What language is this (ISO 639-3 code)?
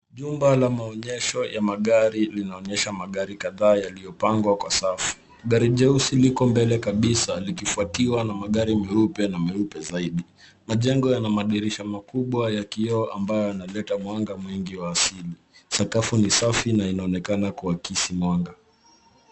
swa